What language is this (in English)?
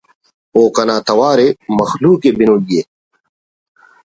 Brahui